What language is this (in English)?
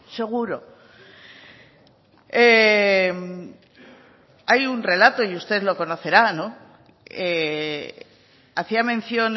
Spanish